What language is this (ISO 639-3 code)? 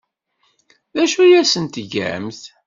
kab